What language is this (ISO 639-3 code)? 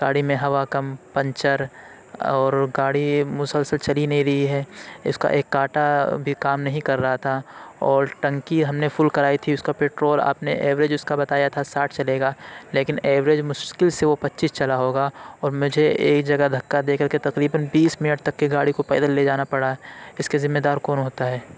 urd